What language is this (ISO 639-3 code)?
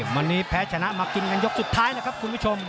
tha